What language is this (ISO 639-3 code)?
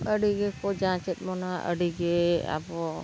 sat